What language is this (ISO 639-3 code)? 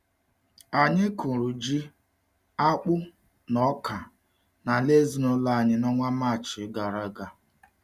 ibo